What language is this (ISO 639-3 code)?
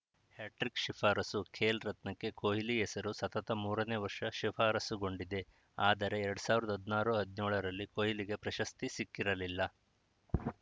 kan